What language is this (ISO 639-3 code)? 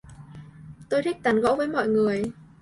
vie